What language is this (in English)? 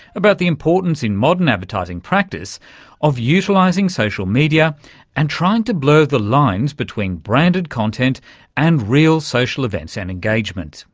English